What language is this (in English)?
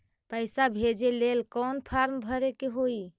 Magahi